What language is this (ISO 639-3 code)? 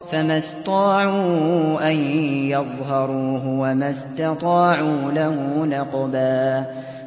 ara